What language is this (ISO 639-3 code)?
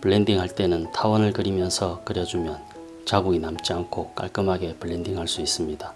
kor